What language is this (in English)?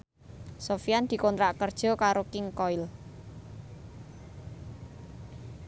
Javanese